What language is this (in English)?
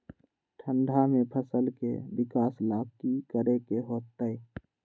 Magahi